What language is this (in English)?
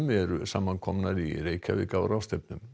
Icelandic